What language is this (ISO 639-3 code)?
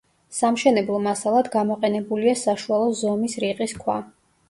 kat